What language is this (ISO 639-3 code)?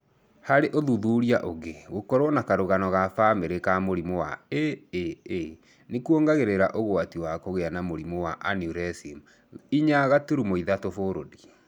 kik